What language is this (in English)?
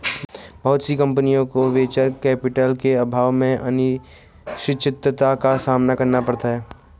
Hindi